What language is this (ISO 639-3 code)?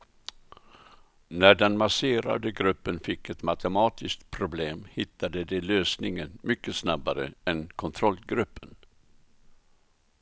swe